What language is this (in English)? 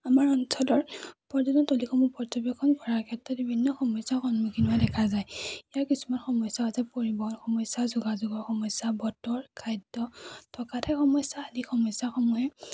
Assamese